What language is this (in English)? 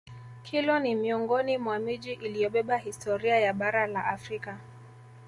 Swahili